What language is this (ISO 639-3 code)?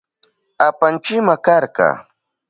qup